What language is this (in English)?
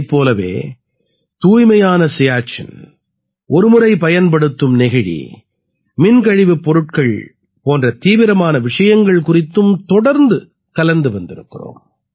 Tamil